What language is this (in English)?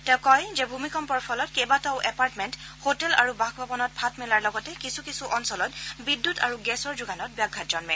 Assamese